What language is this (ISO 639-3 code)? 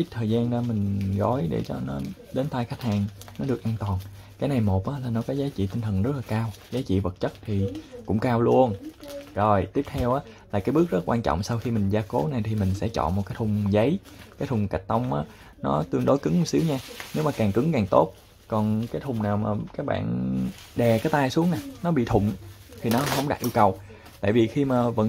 vie